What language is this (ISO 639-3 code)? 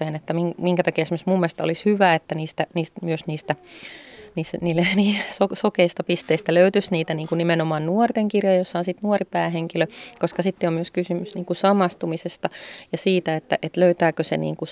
fin